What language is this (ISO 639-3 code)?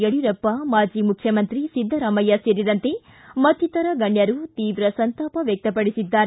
kan